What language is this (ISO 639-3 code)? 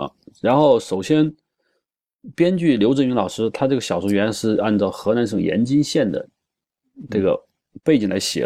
zho